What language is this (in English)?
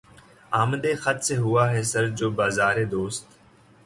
Urdu